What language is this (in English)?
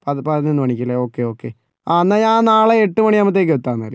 Malayalam